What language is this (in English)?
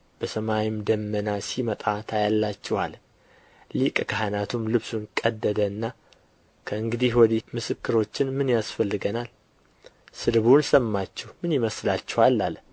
Amharic